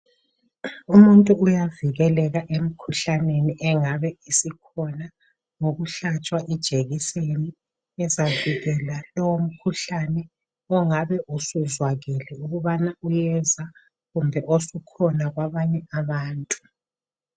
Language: North Ndebele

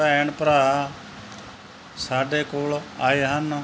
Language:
Punjabi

